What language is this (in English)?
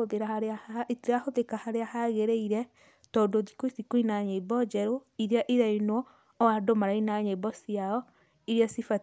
Kikuyu